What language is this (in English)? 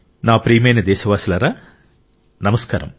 Telugu